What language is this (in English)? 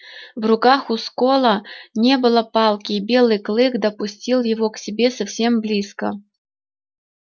Russian